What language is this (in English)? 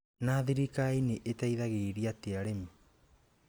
Kikuyu